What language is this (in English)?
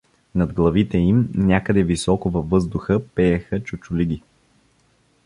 Bulgarian